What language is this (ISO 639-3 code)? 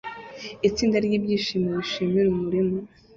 kin